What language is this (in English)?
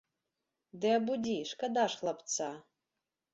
Belarusian